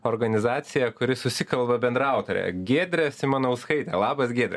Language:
Lithuanian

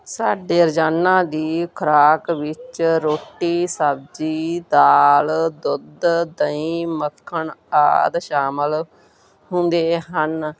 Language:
Punjabi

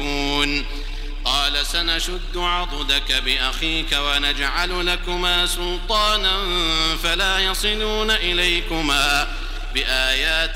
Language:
Arabic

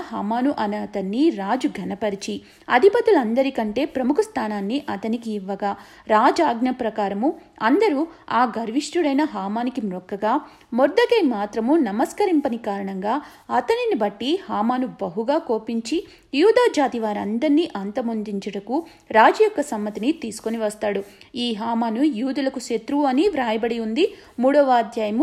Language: Telugu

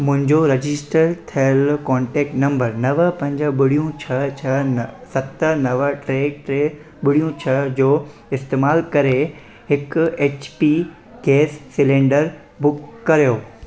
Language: Sindhi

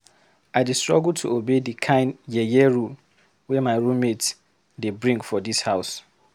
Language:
Nigerian Pidgin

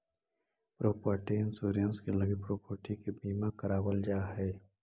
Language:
Magahi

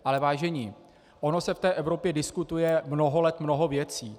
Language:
Czech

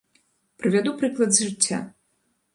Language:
Belarusian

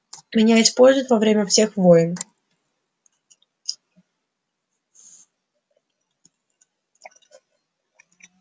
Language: Russian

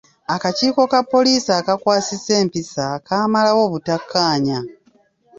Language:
Ganda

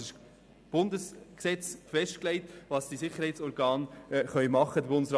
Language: Swiss German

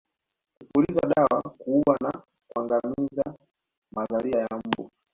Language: Swahili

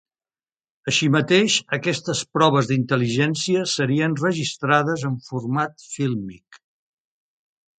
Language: Catalan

